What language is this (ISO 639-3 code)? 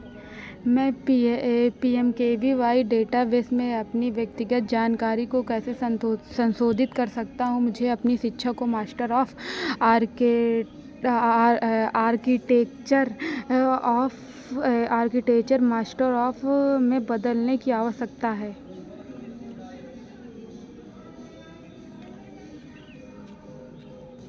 hin